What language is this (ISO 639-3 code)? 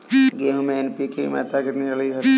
hin